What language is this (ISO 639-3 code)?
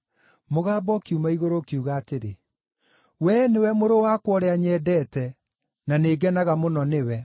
kik